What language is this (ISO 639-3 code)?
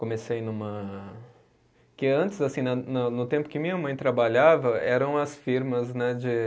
por